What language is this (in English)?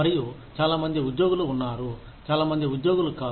Telugu